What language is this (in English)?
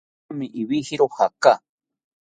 South Ucayali Ashéninka